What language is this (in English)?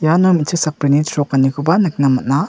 Garo